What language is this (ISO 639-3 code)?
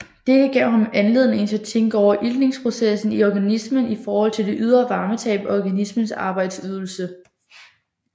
dan